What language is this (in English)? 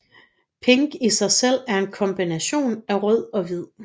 Danish